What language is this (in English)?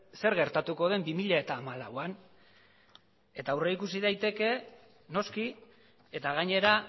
Basque